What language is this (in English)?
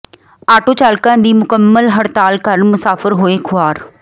Punjabi